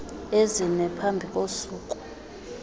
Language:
Xhosa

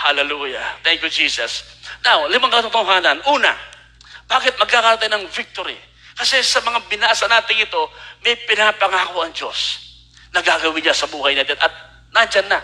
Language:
Filipino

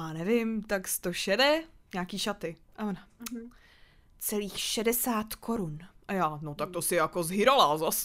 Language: Czech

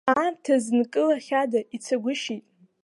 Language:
Abkhazian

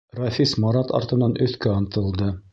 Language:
Bashkir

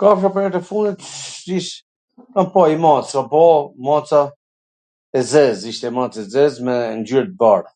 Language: Gheg Albanian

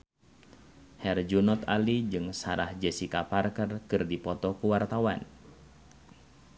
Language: Sundanese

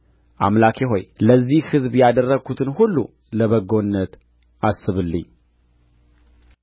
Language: Amharic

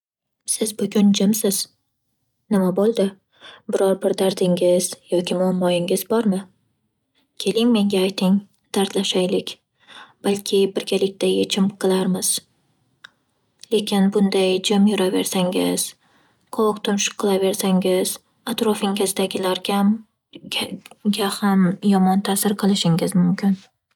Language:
Uzbek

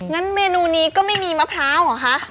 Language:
Thai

